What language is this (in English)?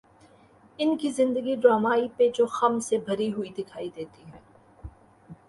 Urdu